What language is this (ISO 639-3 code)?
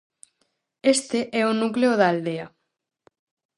glg